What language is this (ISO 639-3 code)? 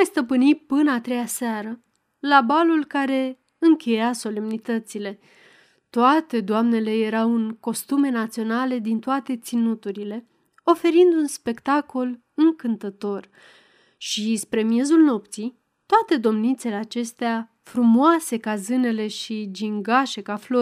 ron